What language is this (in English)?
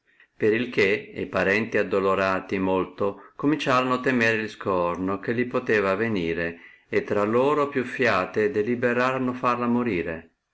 Italian